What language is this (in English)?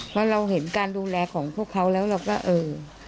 Thai